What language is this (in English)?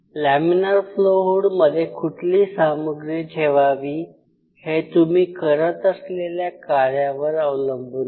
Marathi